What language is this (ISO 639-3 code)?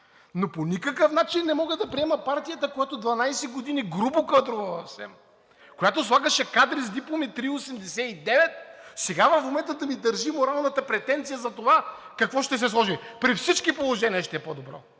bul